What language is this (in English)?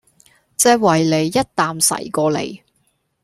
Cantonese